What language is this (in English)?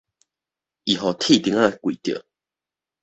Min Nan Chinese